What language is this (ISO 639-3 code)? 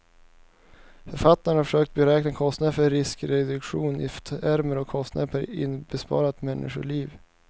swe